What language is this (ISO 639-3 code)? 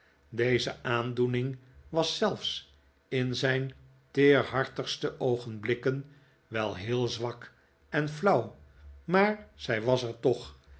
nld